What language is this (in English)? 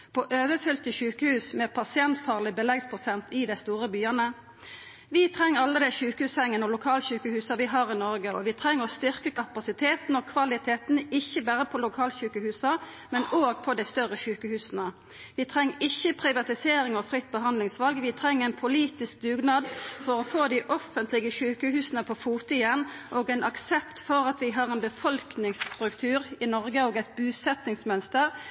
Norwegian Nynorsk